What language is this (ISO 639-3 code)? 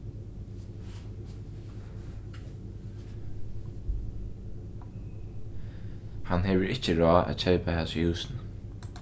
fao